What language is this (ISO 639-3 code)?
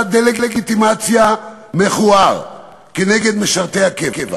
heb